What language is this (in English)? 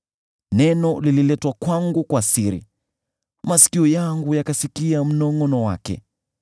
Swahili